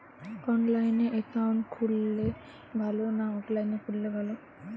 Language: Bangla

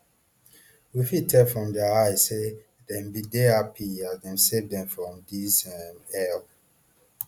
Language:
Nigerian Pidgin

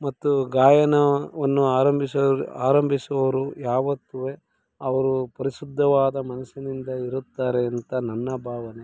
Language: Kannada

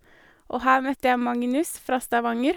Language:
Norwegian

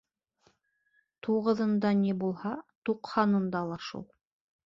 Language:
Bashkir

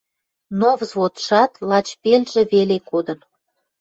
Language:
Western Mari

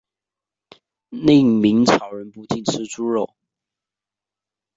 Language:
Chinese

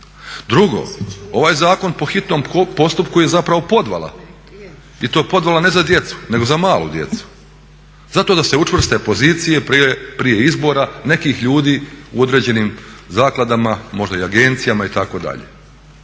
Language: Croatian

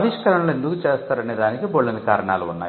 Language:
Telugu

